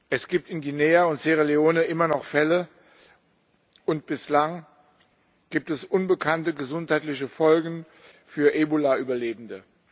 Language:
German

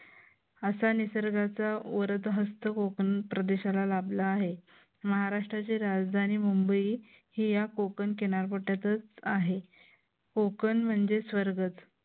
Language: Marathi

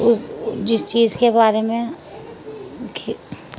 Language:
Urdu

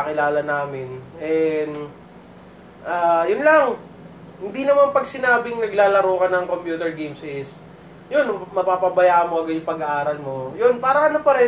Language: Filipino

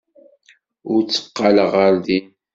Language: Kabyle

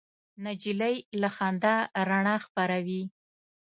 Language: Pashto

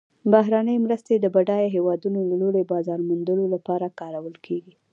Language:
Pashto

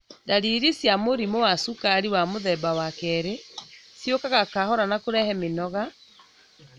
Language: Kikuyu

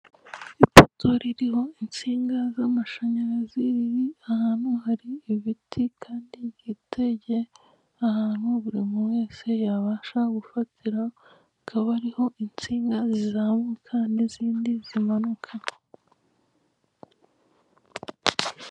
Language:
Kinyarwanda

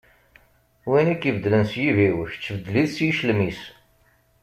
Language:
Kabyle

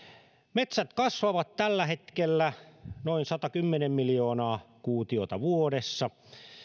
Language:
Finnish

